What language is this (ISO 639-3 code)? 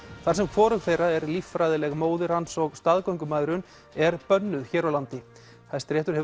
isl